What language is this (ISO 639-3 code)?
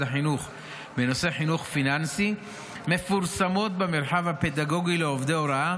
heb